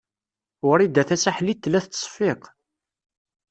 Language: Kabyle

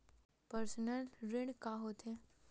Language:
Chhattisgarhi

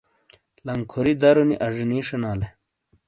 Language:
Shina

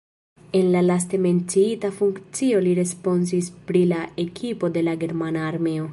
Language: Esperanto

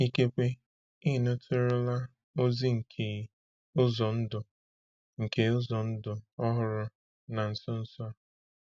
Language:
Igbo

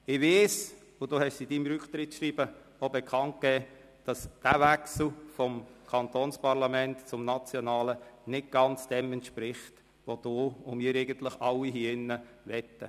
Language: Swiss German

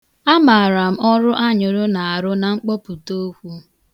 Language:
Igbo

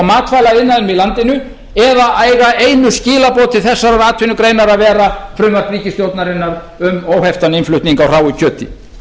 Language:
Icelandic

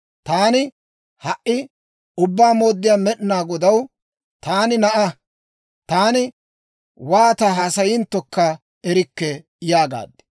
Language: Dawro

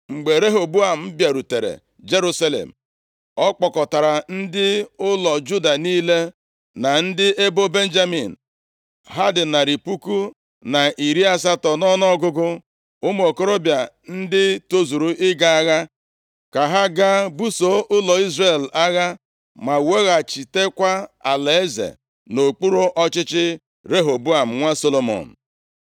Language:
Igbo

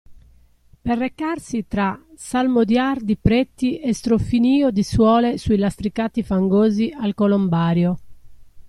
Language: Italian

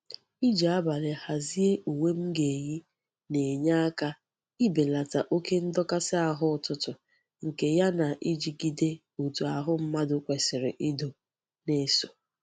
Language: Igbo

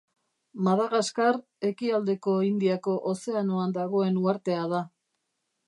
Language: Basque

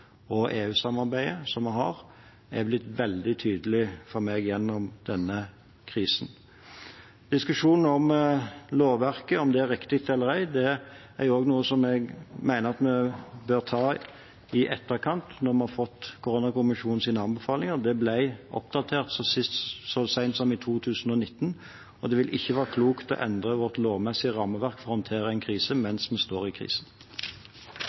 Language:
Norwegian Bokmål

